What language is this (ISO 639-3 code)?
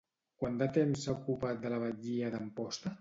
cat